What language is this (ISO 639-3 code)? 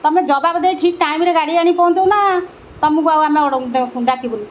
ori